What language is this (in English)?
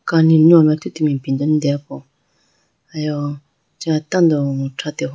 Idu-Mishmi